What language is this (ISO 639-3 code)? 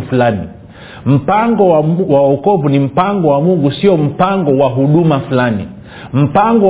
swa